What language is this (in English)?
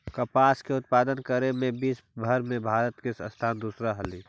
Magahi